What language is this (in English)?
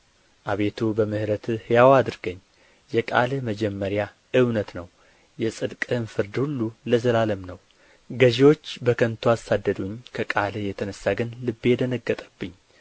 Amharic